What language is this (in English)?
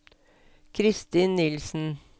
Norwegian